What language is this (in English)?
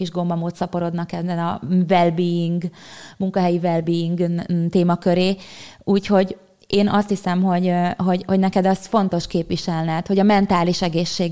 Hungarian